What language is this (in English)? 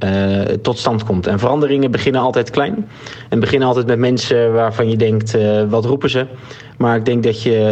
Dutch